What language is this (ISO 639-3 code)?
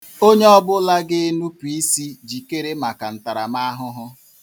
ibo